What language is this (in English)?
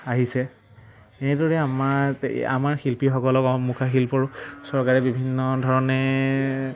Assamese